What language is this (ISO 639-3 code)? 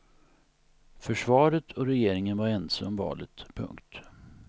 swe